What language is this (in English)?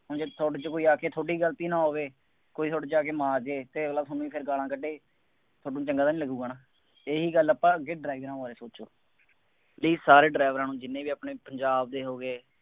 Punjabi